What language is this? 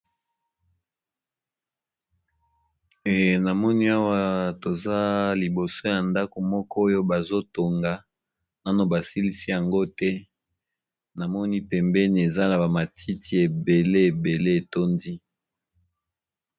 Lingala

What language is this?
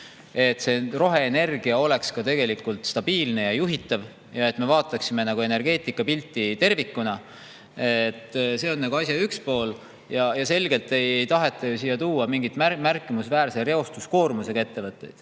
Estonian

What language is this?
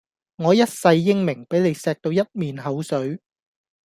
Cantonese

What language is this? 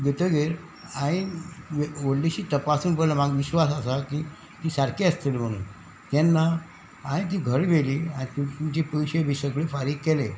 Konkani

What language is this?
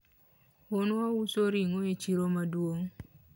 Luo (Kenya and Tanzania)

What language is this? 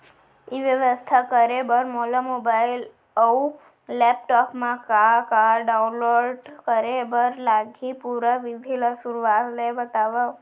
Chhattisgarhi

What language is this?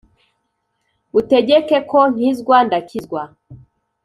Kinyarwanda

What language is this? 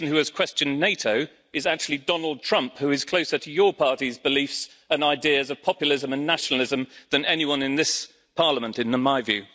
English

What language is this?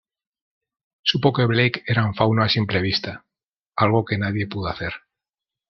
Spanish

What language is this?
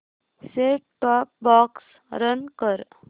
Marathi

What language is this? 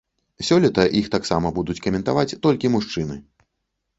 Belarusian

